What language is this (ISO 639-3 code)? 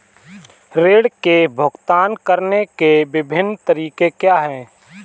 hin